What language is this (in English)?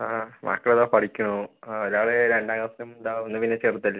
Malayalam